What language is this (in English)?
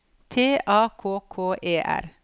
Norwegian